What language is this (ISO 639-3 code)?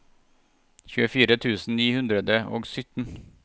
nor